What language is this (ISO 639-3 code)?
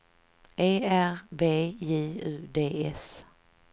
swe